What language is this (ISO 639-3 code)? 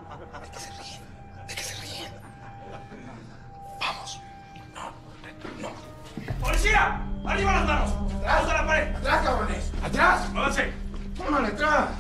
spa